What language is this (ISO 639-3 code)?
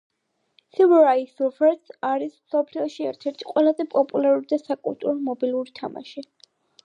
kat